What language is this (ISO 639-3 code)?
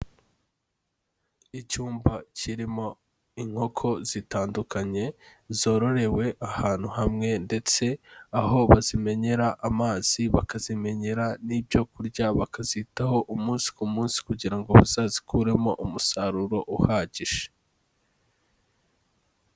kin